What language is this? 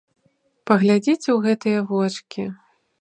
Belarusian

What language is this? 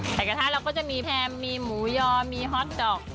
Thai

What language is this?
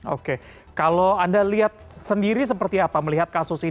Indonesian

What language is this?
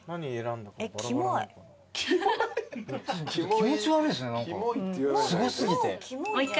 Japanese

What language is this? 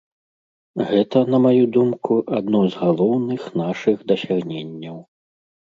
Belarusian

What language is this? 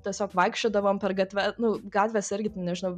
Lithuanian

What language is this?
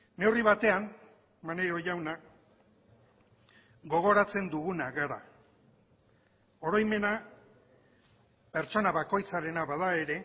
Basque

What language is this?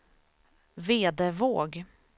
Swedish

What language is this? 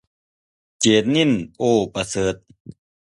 Thai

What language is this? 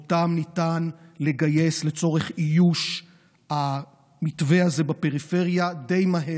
Hebrew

